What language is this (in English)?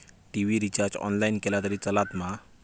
Marathi